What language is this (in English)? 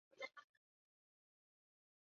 Chinese